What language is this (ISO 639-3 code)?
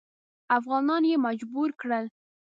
pus